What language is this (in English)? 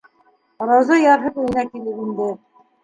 Bashkir